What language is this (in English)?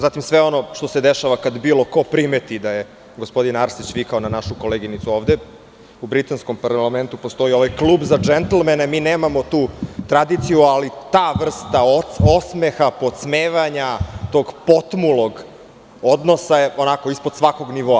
Serbian